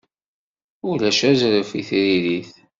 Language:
Kabyle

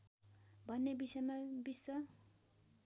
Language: Nepali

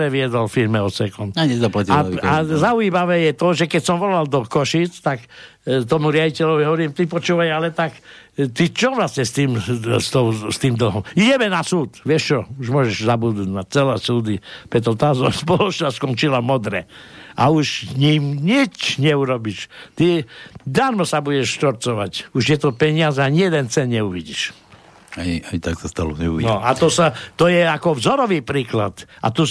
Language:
Slovak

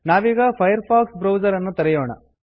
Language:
Kannada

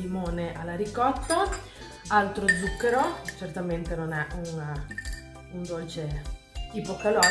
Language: Italian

